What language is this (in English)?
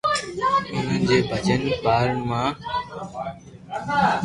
Loarki